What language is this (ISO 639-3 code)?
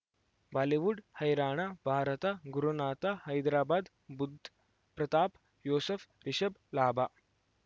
kan